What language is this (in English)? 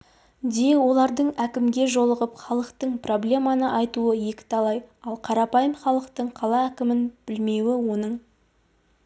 Kazakh